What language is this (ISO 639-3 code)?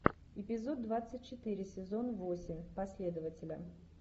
rus